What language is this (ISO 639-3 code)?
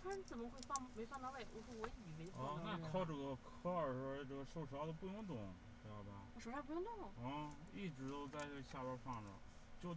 zho